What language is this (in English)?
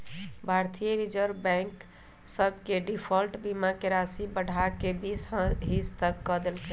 Magahi